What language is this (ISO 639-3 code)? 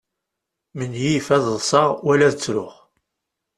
kab